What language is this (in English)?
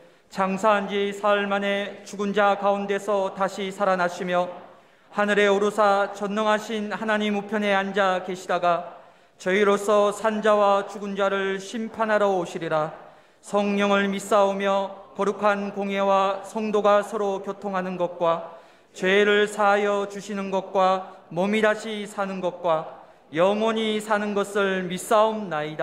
Korean